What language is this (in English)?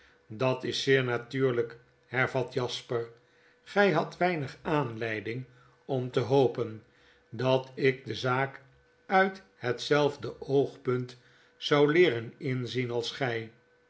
Dutch